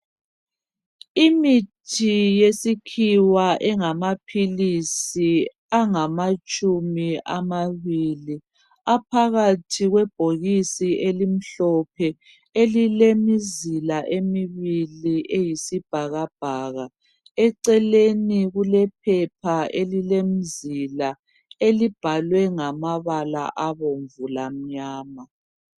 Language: North Ndebele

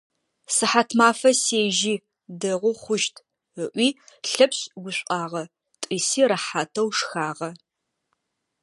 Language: Adyghe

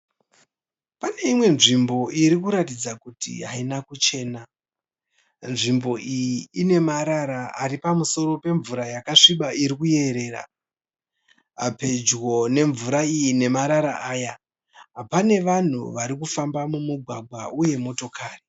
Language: Shona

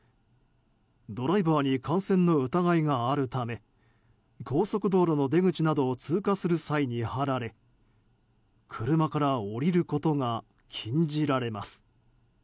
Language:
Japanese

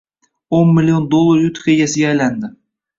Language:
Uzbek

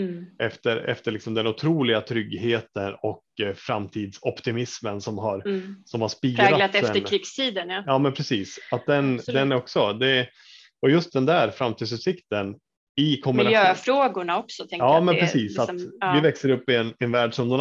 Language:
Swedish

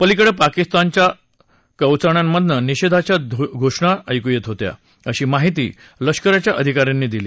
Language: Marathi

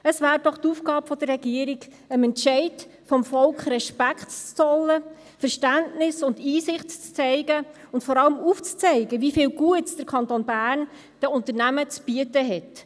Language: Swiss German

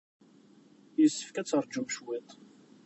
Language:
Kabyle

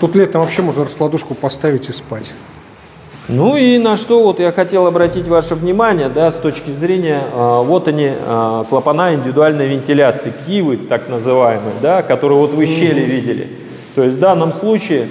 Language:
Russian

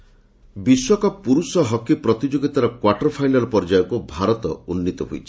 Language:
Odia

